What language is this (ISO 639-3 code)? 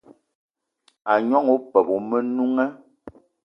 eto